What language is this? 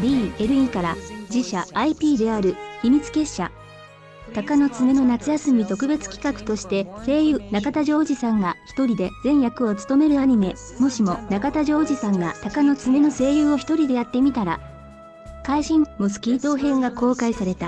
Japanese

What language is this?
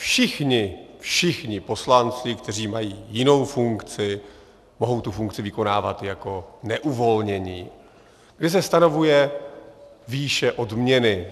Czech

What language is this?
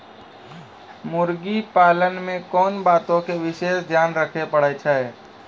Maithili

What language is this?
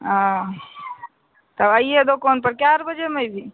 Maithili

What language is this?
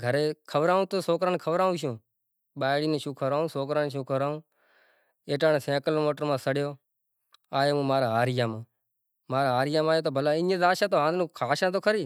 Kachi Koli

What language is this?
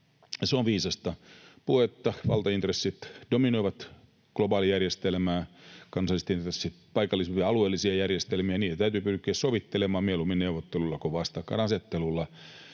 Finnish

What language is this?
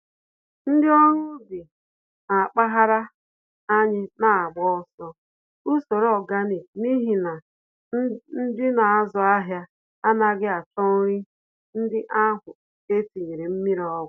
Igbo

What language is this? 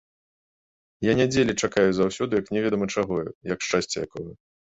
Belarusian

